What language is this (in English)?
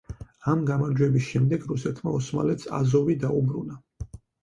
Georgian